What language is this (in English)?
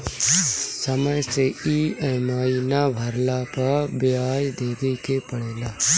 Bhojpuri